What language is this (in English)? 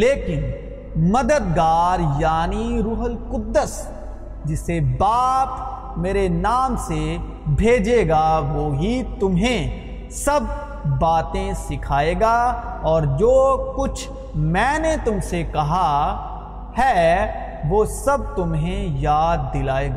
Urdu